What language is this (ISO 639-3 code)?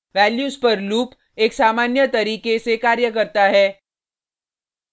hin